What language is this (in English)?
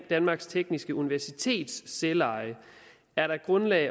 Danish